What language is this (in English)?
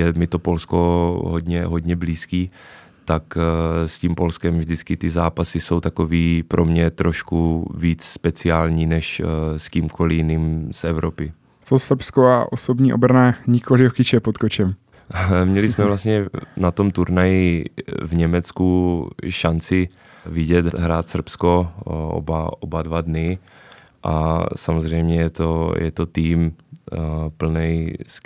Czech